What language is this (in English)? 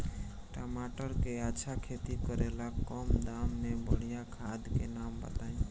Bhojpuri